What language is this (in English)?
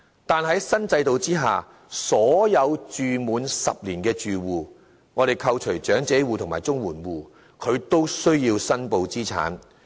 Cantonese